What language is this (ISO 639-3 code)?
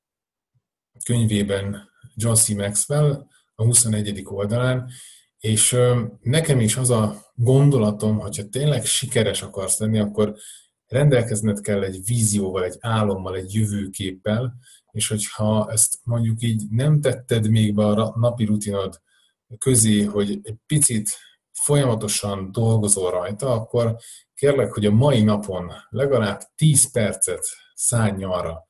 hun